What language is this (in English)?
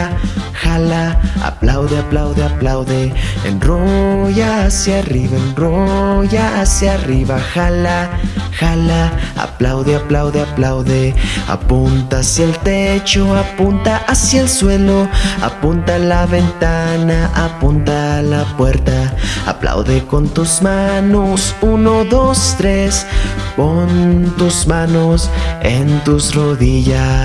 Spanish